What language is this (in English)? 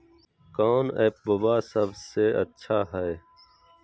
Magahi